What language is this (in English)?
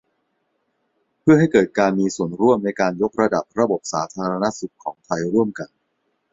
Thai